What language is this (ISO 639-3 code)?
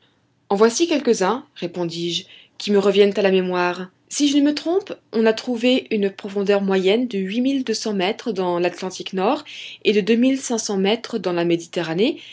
fra